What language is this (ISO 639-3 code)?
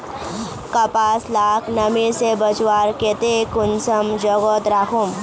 mag